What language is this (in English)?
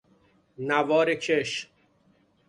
Persian